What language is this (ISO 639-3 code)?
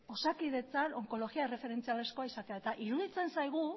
eus